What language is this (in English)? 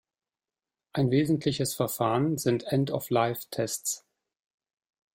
German